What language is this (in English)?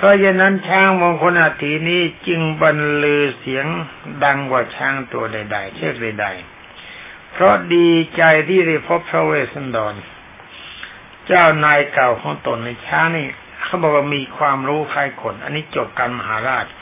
Thai